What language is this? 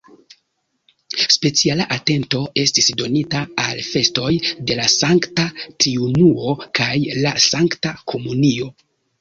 Esperanto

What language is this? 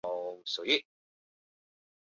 Chinese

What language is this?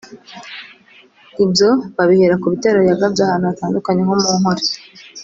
Kinyarwanda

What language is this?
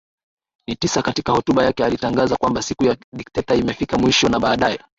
Swahili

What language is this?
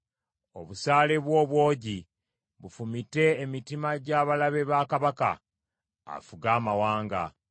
Ganda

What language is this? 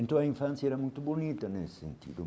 Portuguese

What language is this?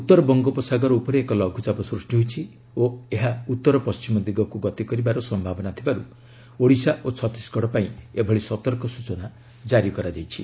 Odia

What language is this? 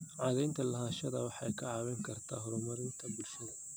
Somali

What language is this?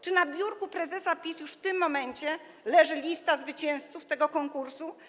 Polish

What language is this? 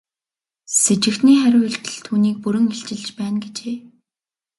Mongolian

